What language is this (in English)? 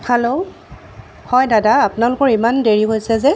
Assamese